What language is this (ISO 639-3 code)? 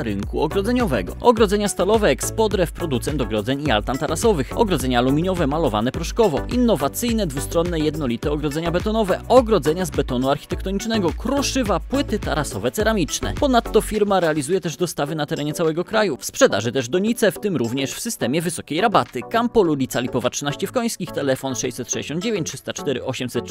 pol